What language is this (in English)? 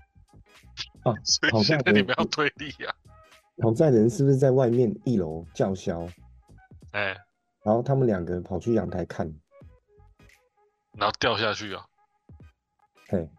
Chinese